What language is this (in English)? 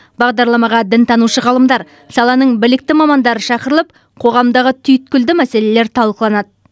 Kazakh